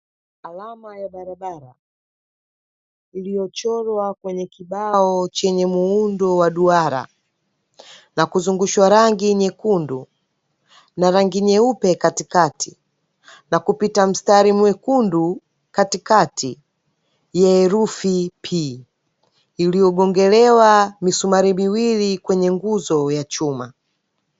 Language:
Swahili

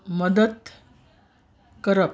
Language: Konkani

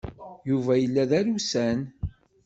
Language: Kabyle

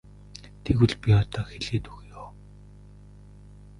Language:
Mongolian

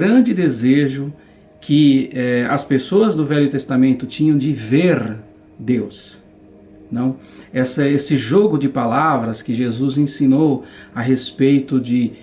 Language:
Portuguese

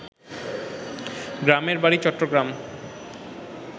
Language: Bangla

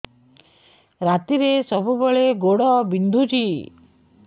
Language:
Odia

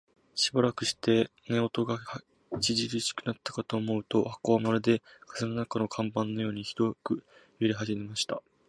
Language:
Japanese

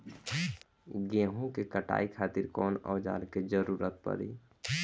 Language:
Bhojpuri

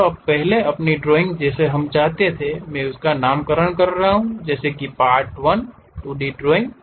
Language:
Hindi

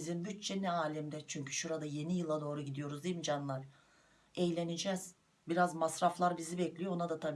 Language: Turkish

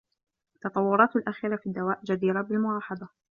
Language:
Arabic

